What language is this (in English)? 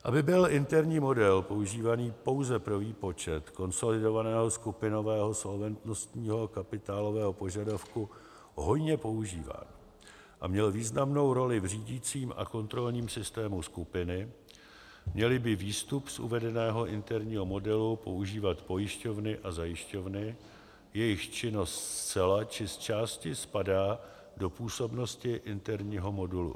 Czech